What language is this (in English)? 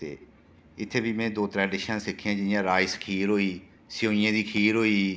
Dogri